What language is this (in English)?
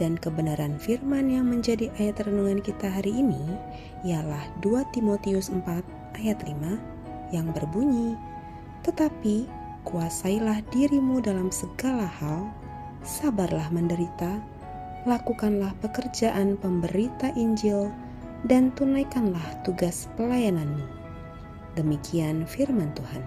Indonesian